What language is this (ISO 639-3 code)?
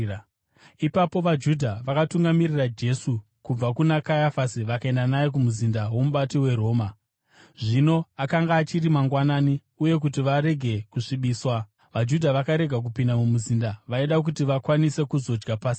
sna